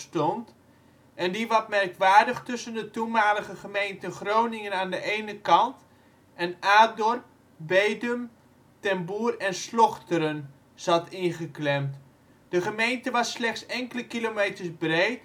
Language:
Dutch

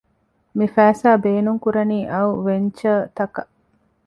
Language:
Divehi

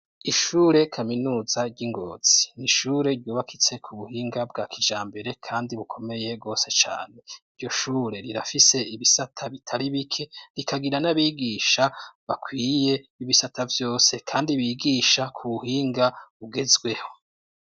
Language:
Rundi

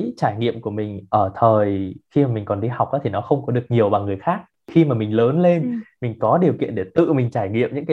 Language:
Vietnamese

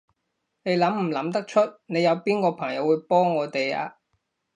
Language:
Cantonese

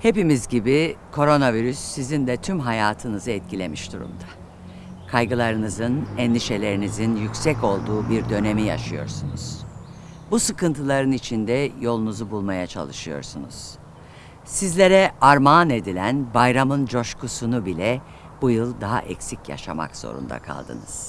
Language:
Turkish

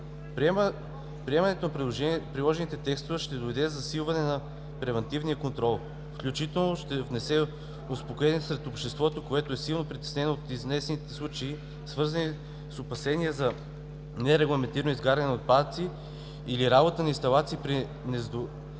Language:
Bulgarian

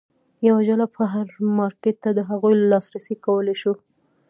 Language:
Pashto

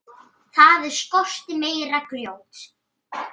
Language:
Icelandic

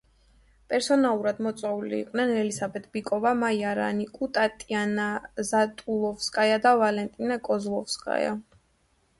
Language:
Georgian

